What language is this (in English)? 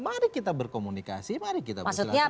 Indonesian